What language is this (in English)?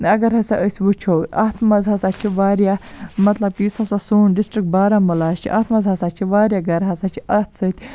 Kashmiri